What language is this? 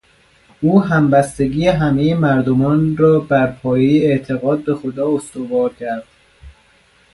Persian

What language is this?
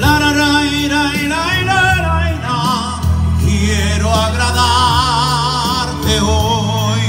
Italian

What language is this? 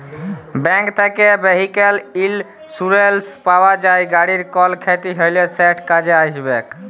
Bangla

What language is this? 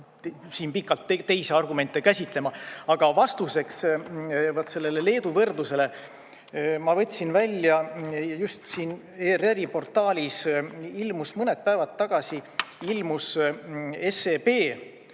Estonian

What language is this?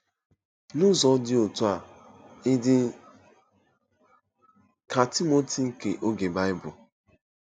Igbo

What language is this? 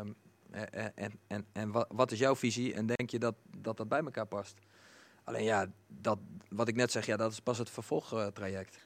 Dutch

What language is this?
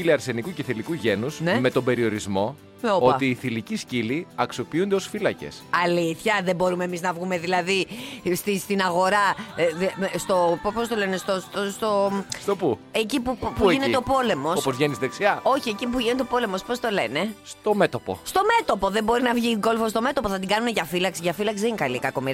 Greek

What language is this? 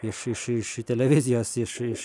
Lithuanian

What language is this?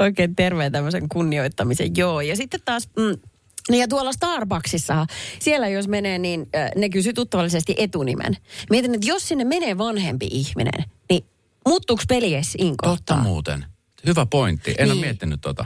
Finnish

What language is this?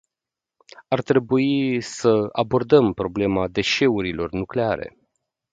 Romanian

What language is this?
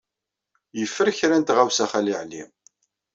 Kabyle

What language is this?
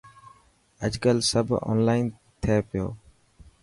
Dhatki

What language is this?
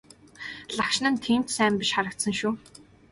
Mongolian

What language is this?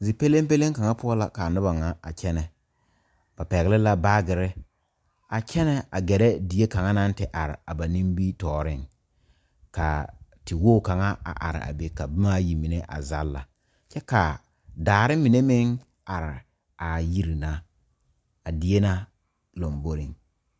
Southern Dagaare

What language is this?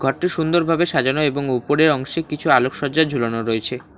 Bangla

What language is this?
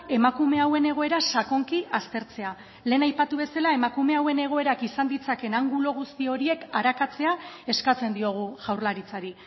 Basque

